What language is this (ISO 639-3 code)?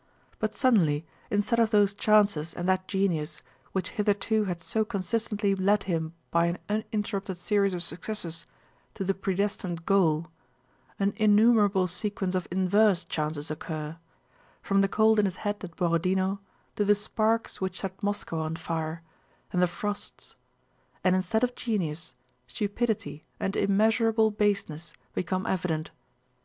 eng